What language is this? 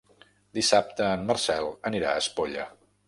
Catalan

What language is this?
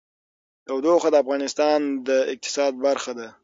Pashto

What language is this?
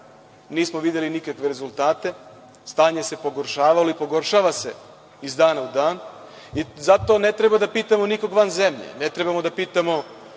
Serbian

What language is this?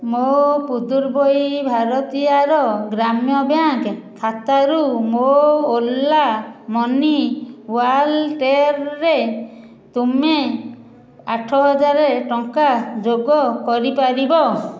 Odia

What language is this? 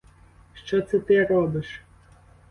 Ukrainian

